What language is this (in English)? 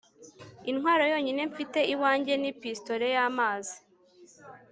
Kinyarwanda